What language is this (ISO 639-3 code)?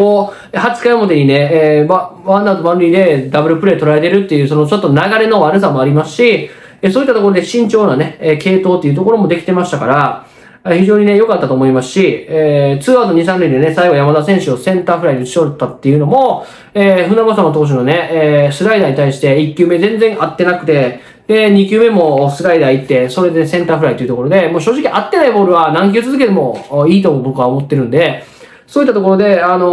jpn